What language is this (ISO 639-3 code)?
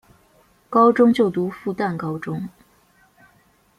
zho